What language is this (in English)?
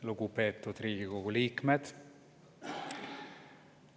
Estonian